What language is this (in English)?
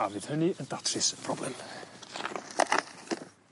Welsh